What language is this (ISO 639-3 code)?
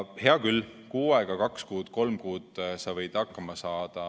est